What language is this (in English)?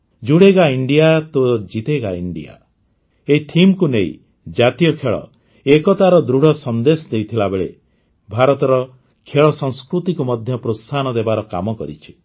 Odia